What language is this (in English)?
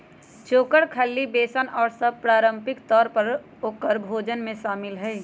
Magahi